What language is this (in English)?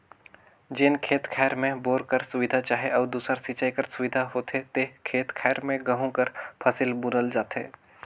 Chhattisgarhi